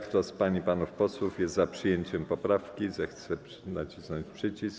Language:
Polish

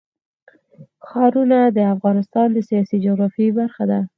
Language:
Pashto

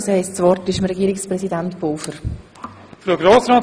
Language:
Swiss German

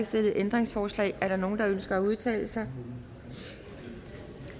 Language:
Danish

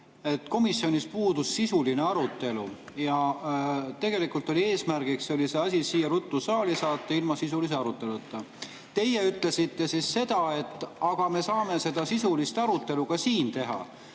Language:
Estonian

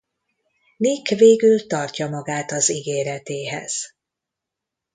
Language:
Hungarian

